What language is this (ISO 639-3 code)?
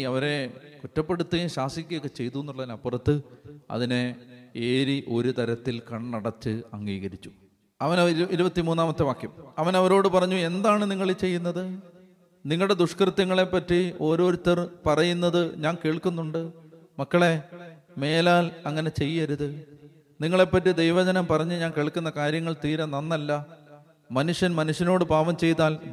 mal